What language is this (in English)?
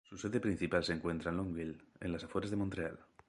Spanish